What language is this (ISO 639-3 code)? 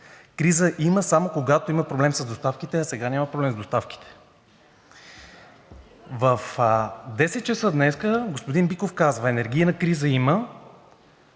bul